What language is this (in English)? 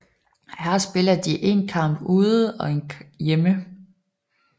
Danish